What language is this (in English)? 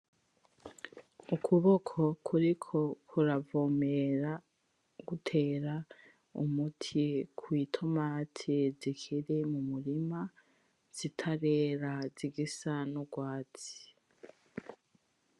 Rundi